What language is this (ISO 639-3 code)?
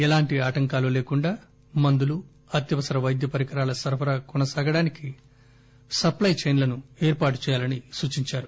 tel